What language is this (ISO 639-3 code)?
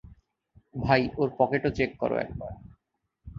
ben